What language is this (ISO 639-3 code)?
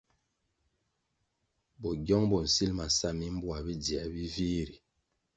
nmg